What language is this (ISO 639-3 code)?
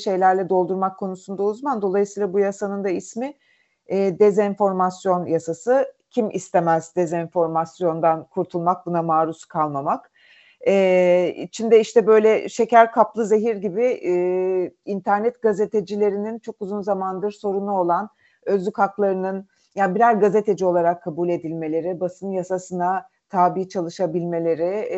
tur